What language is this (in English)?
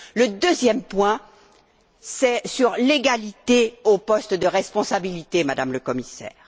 French